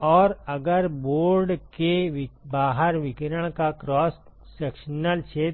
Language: Hindi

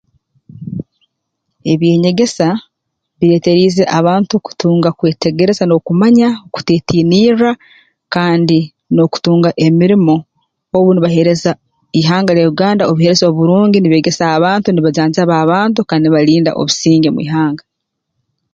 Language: Tooro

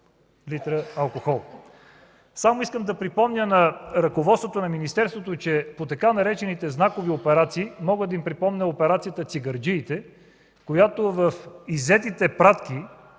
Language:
Bulgarian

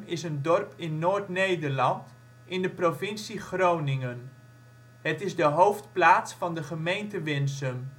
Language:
Dutch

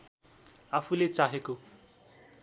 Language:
Nepali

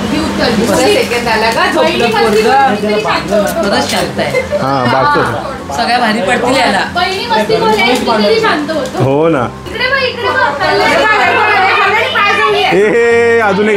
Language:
Marathi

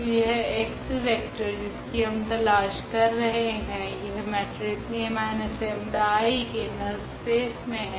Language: Hindi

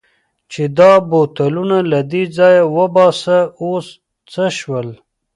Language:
Pashto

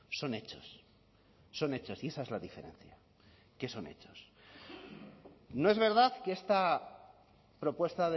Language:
Spanish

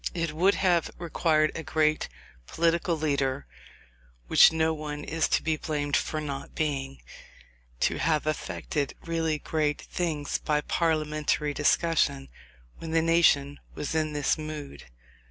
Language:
English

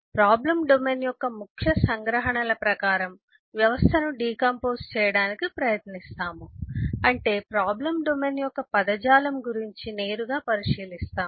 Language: Telugu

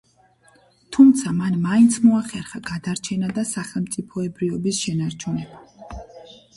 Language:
Georgian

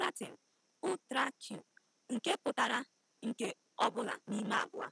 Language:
Igbo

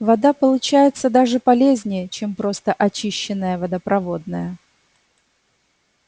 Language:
Russian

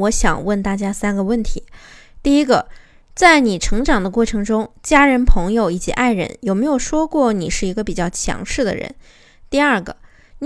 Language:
Chinese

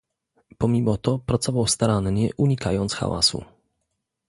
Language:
Polish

